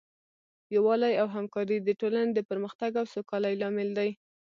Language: Pashto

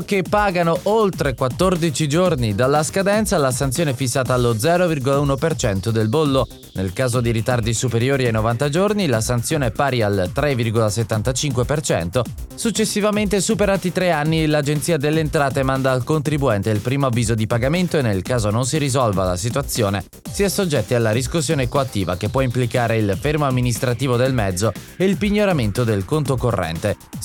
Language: Italian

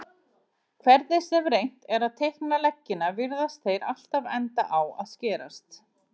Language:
Icelandic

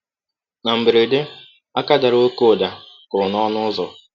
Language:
Igbo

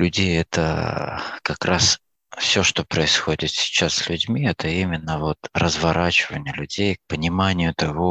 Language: Russian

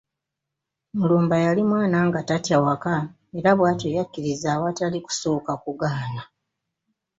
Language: Ganda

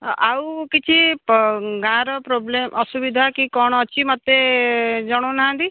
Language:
Odia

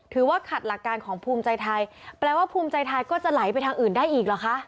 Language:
Thai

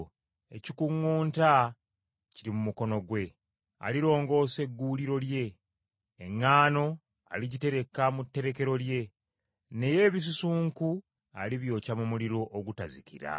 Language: Ganda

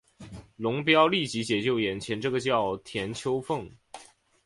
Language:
Chinese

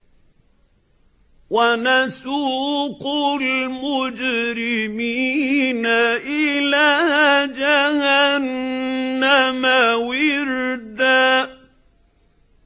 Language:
Arabic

